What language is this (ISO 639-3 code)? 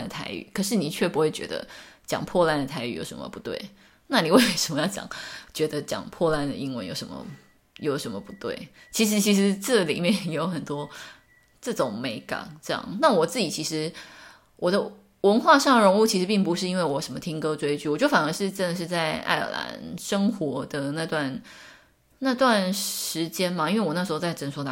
zho